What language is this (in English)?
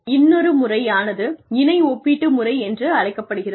Tamil